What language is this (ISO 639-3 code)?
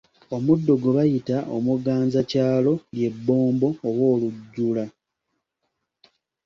lug